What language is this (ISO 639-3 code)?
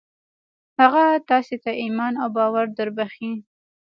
pus